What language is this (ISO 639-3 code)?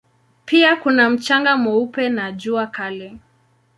swa